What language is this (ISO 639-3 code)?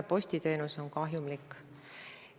est